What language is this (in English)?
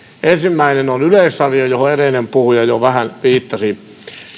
Finnish